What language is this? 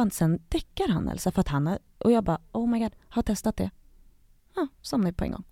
Swedish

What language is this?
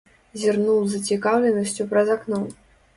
Belarusian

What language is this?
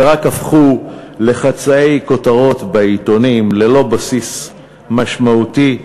Hebrew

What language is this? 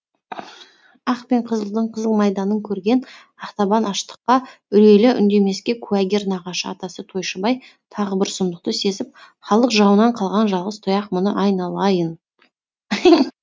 Kazakh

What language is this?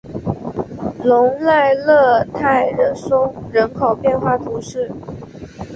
Chinese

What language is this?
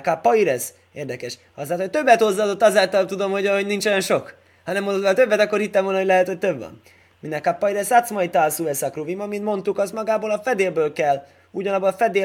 Hungarian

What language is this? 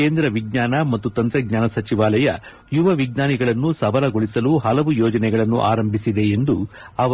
Kannada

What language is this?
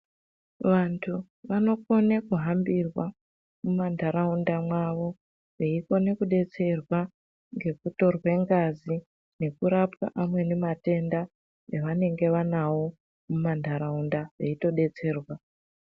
Ndau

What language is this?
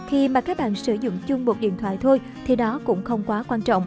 Vietnamese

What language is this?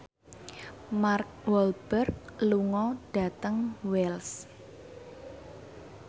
Javanese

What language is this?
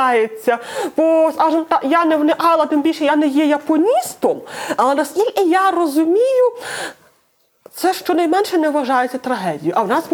Ukrainian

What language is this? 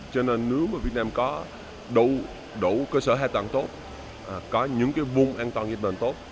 Vietnamese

